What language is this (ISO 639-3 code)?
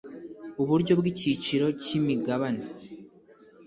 kin